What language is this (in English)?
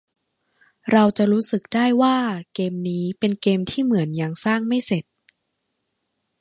Thai